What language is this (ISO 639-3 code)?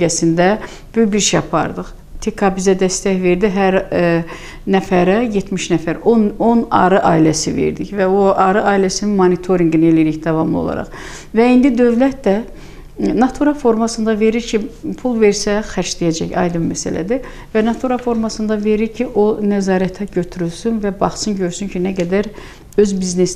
tur